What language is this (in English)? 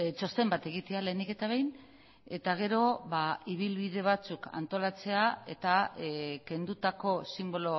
Basque